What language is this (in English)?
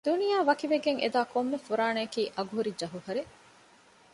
Divehi